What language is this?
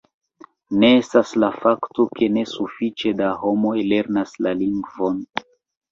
Esperanto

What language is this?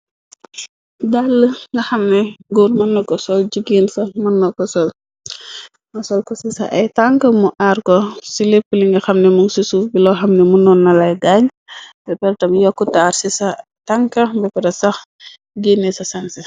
Wolof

